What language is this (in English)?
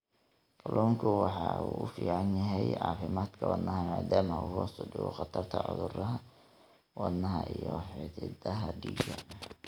Somali